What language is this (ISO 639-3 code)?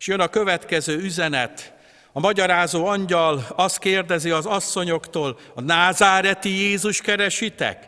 hun